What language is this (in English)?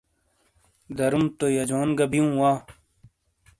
Shina